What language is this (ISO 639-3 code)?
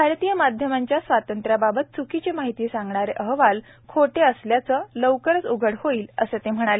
mar